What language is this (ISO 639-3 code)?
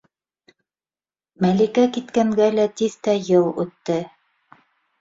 bak